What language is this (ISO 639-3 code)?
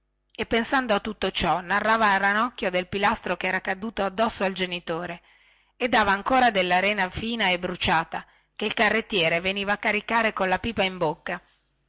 ita